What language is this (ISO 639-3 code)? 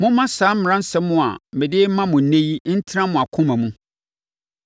aka